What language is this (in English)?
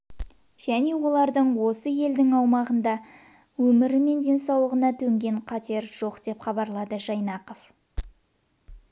Kazakh